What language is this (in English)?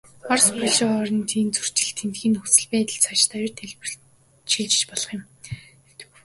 Mongolian